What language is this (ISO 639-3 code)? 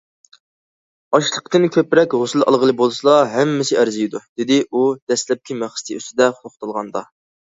uig